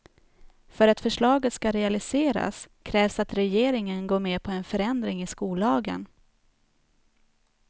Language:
Swedish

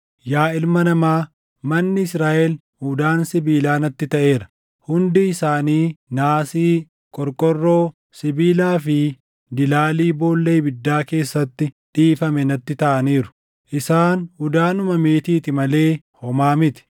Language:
Oromo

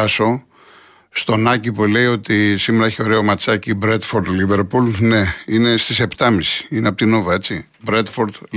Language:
Greek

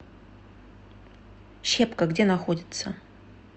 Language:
Russian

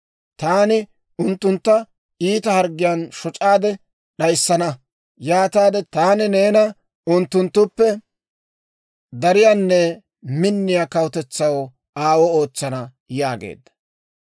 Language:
Dawro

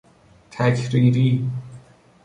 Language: Persian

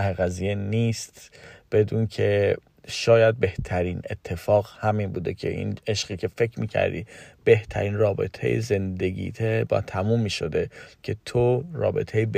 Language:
Persian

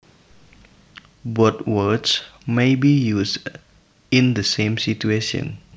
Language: Javanese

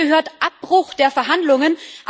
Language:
German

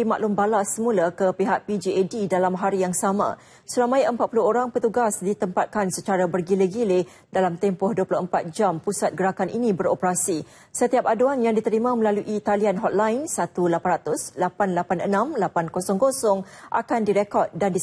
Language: Malay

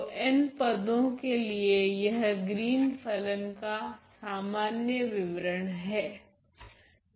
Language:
Hindi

